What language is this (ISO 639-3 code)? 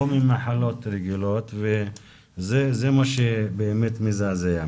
heb